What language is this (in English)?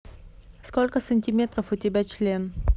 Russian